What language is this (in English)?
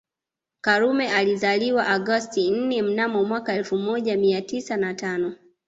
Swahili